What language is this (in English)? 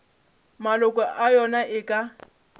Northern Sotho